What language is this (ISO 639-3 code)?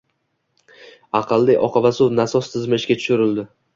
uzb